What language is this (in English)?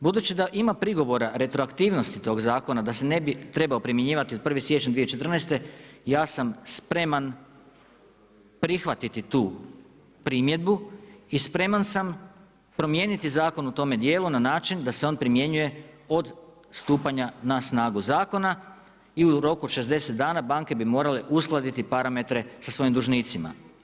Croatian